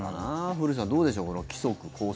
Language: Japanese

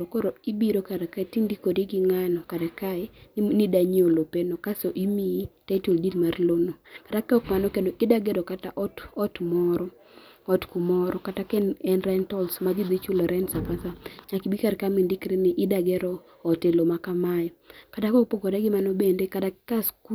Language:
Luo (Kenya and Tanzania)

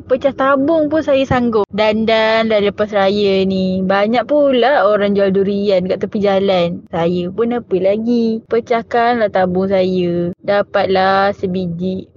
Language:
Malay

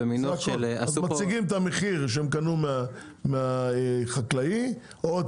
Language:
Hebrew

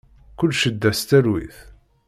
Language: Kabyle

